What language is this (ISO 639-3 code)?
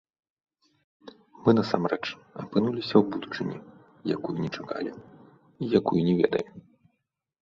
bel